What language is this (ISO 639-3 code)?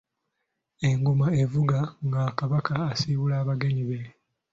lug